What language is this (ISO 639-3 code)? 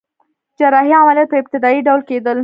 pus